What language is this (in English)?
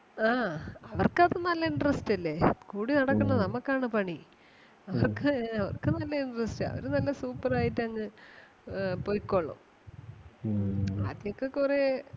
Malayalam